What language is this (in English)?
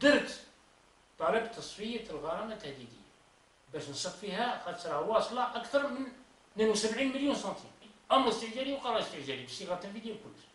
Arabic